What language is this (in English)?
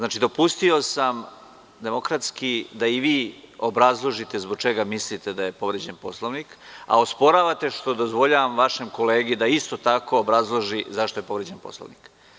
Serbian